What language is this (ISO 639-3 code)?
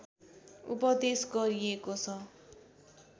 nep